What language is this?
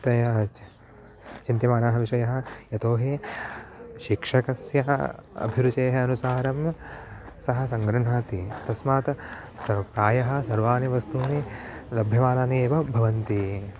Sanskrit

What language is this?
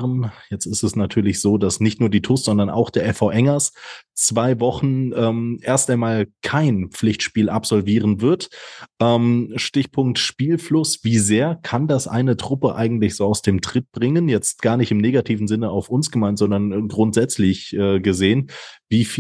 German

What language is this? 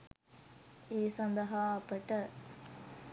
Sinhala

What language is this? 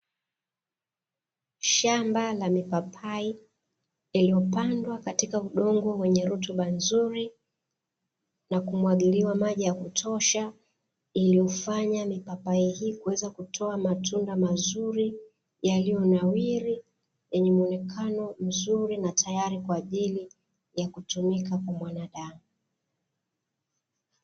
Swahili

